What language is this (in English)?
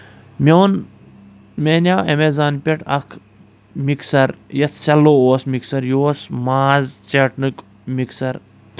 Kashmiri